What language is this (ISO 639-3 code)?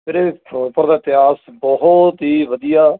pan